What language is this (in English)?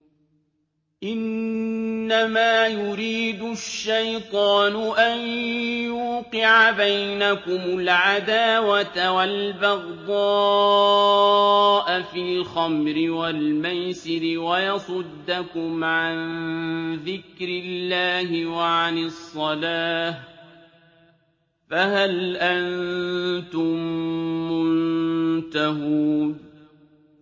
Arabic